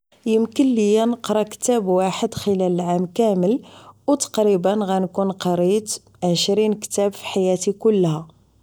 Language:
Moroccan Arabic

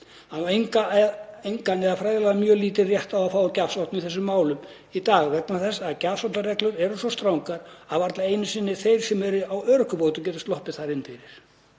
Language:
Icelandic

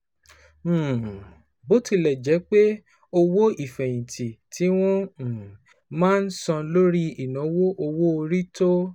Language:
Yoruba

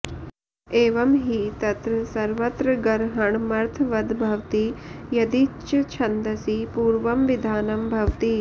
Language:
Sanskrit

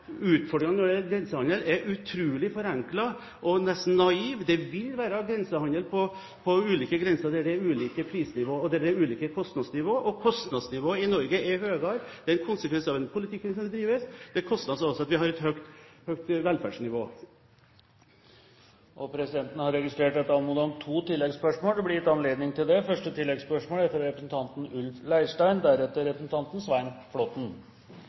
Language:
Norwegian Bokmål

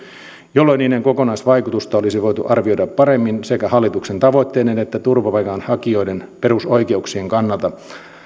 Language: Finnish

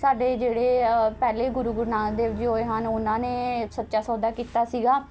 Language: Punjabi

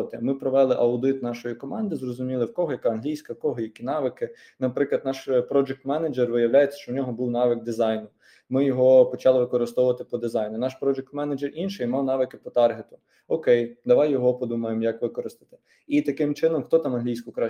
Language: Ukrainian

